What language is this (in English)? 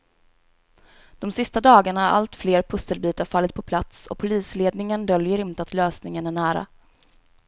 Swedish